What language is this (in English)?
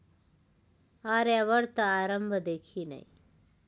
Nepali